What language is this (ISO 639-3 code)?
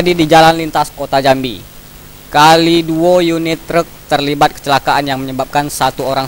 ind